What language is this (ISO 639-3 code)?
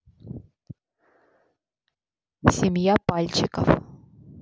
rus